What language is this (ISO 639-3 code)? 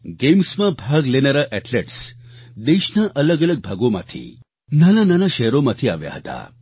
guj